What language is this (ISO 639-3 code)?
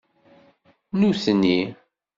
kab